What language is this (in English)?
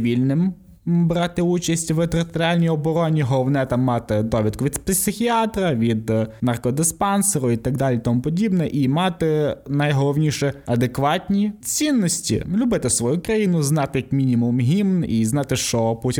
Ukrainian